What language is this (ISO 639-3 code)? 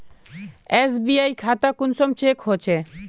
mag